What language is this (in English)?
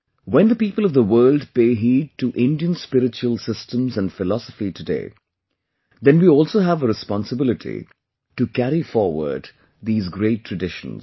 English